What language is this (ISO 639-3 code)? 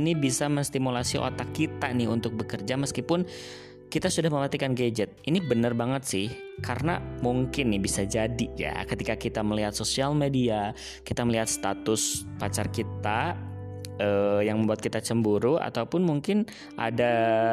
ind